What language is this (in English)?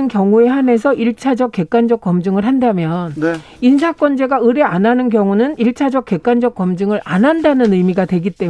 Korean